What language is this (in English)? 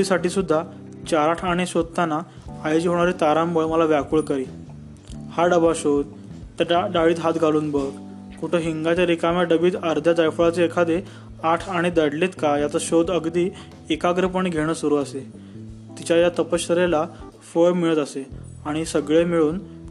Marathi